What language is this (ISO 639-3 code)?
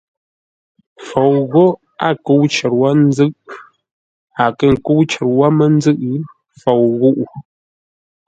nla